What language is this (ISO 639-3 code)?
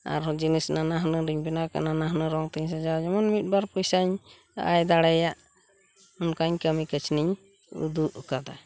sat